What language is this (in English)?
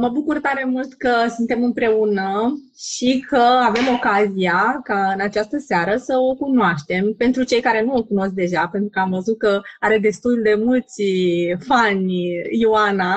Romanian